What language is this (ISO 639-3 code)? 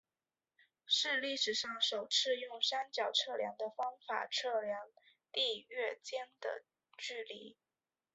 zho